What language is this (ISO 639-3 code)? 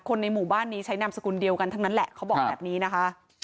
tha